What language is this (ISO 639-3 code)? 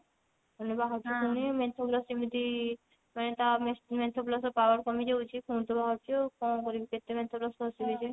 ori